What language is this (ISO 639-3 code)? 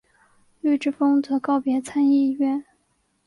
zho